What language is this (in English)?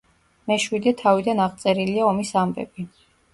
Georgian